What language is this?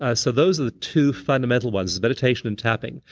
English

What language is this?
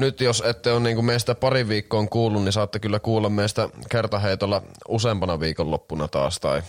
Finnish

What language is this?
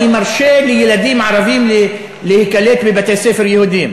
Hebrew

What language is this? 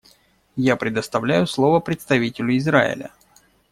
Russian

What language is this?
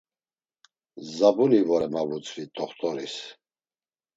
Laz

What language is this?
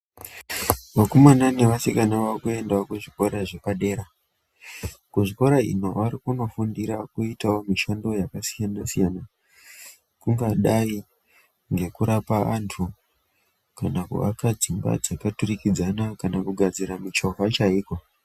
Ndau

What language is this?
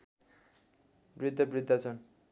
Nepali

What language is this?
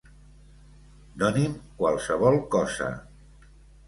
Catalan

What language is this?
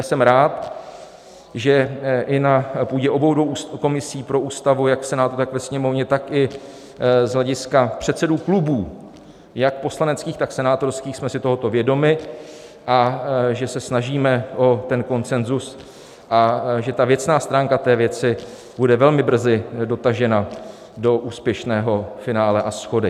Czech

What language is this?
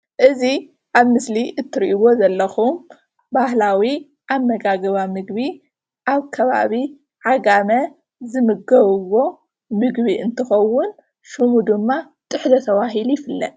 Tigrinya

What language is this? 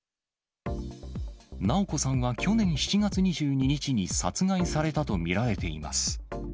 Japanese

